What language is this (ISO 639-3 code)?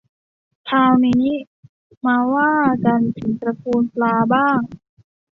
tha